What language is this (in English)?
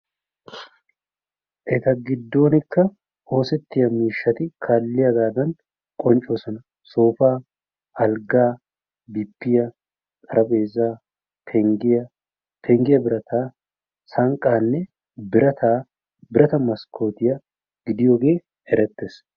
Wolaytta